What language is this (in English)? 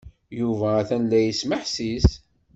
Kabyle